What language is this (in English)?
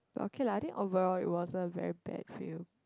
English